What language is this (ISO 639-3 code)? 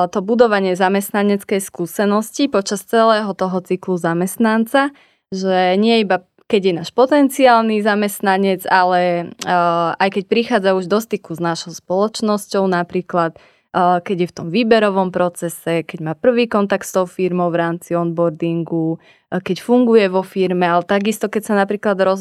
slk